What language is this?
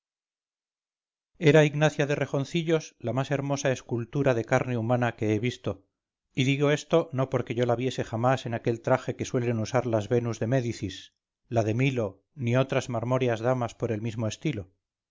Spanish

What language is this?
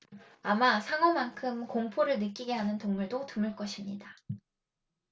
Korean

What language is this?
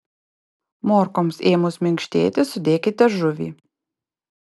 Lithuanian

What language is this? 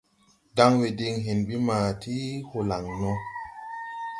Tupuri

